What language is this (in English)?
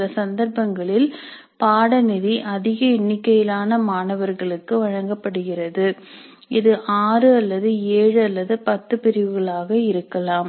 Tamil